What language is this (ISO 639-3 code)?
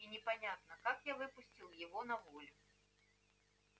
rus